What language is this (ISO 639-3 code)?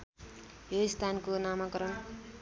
nep